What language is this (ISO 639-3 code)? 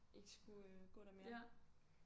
dan